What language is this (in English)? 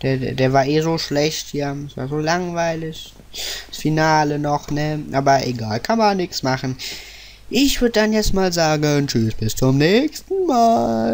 German